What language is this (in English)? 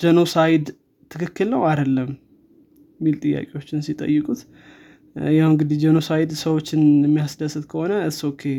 Amharic